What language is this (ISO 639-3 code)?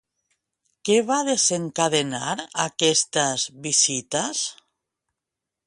cat